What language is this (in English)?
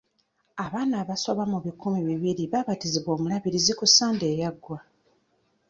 Ganda